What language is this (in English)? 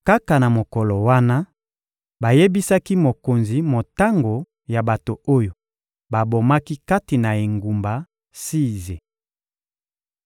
Lingala